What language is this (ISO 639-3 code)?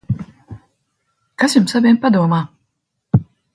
lav